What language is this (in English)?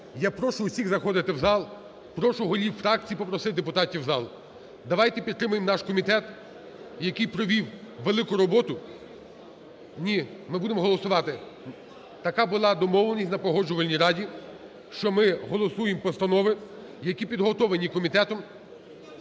Ukrainian